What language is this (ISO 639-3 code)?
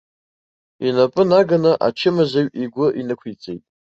abk